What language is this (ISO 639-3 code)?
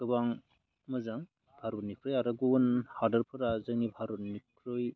brx